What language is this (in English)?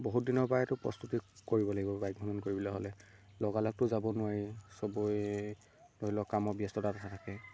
Assamese